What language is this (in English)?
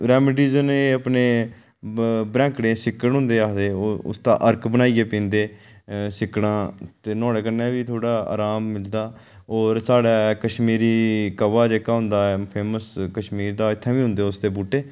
Dogri